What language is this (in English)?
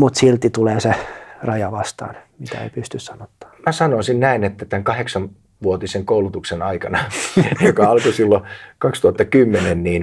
Finnish